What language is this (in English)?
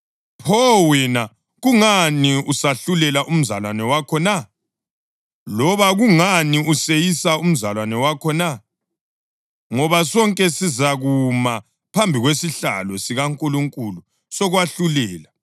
North Ndebele